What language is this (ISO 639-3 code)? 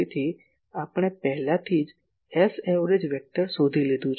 guj